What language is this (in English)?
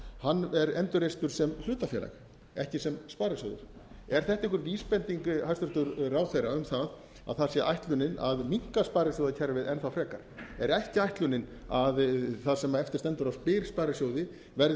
Icelandic